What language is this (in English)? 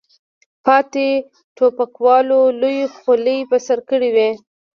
Pashto